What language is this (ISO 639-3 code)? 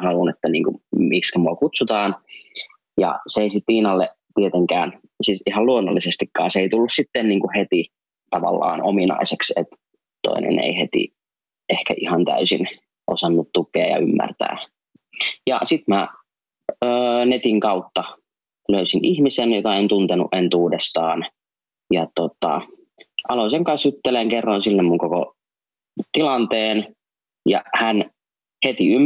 fin